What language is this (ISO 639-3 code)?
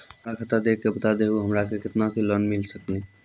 mai